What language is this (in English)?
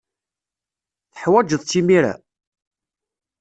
Kabyle